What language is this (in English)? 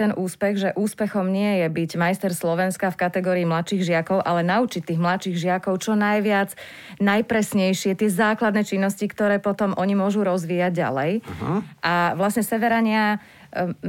Slovak